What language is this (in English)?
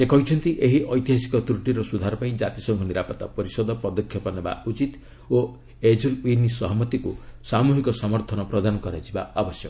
Odia